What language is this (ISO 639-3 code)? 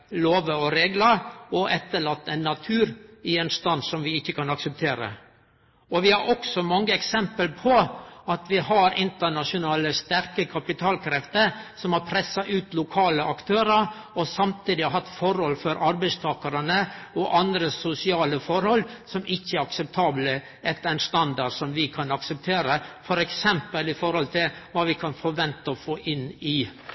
nno